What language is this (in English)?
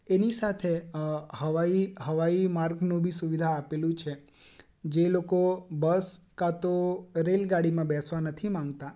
Gujarati